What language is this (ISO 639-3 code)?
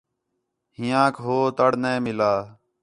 xhe